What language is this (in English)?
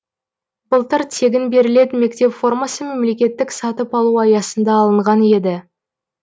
Kazakh